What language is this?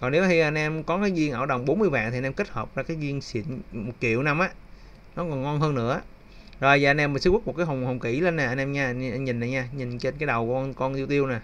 Vietnamese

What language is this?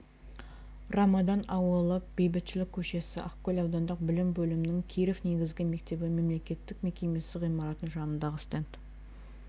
Kazakh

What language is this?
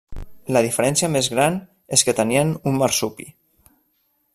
Catalan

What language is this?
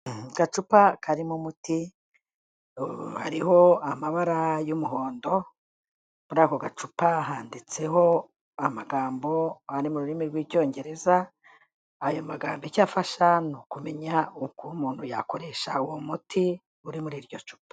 Kinyarwanda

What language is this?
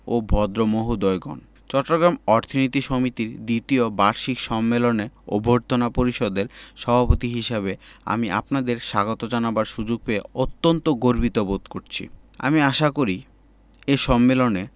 Bangla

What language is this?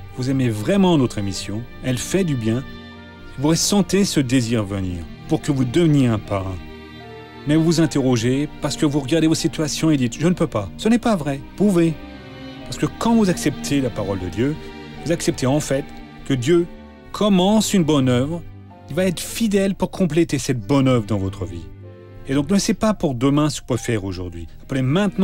French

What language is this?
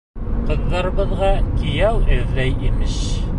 Bashkir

